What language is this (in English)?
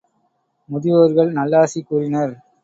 Tamil